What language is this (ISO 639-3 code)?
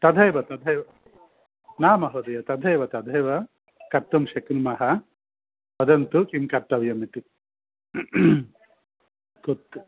san